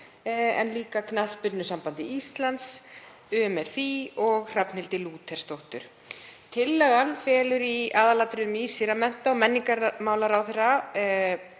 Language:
Icelandic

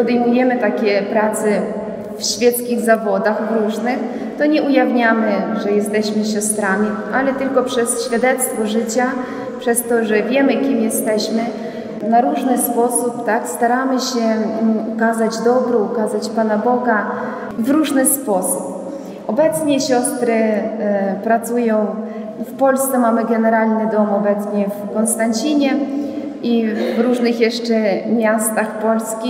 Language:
Polish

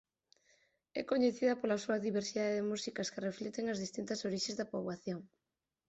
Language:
Galician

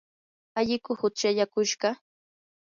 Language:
Yanahuanca Pasco Quechua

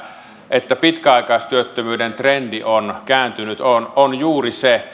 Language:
Finnish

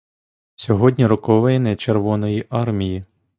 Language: Ukrainian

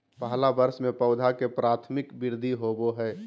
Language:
Magahi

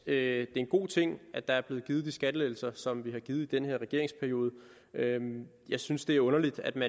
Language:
Danish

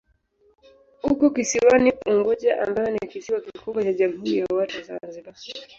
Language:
Swahili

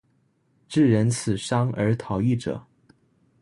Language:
Chinese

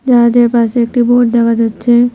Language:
Bangla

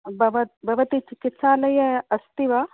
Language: Sanskrit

